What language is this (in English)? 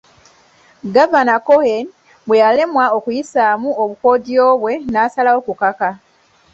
Ganda